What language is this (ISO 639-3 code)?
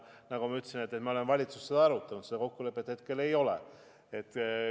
est